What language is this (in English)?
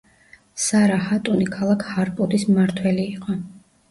Georgian